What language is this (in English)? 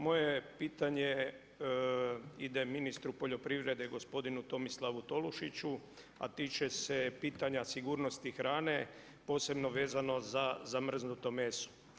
Croatian